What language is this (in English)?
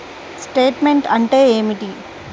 Telugu